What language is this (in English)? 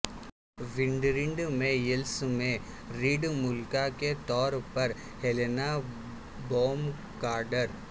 Urdu